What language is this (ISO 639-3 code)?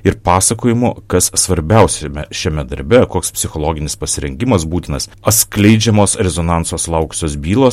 lit